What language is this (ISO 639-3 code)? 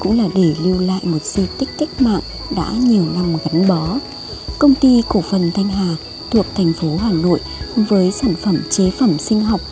vie